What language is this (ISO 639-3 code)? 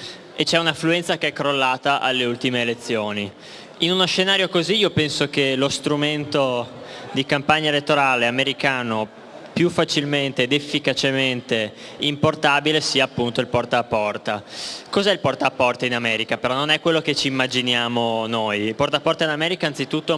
ita